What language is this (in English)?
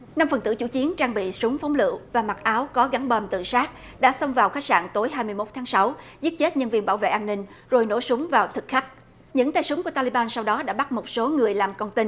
Vietnamese